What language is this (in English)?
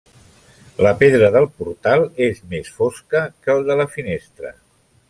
Catalan